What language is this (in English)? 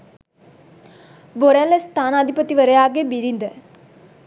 Sinhala